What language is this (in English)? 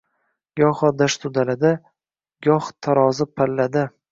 Uzbek